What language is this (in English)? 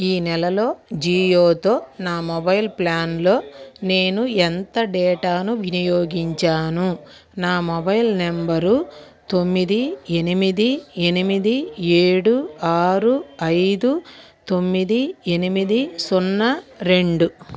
Telugu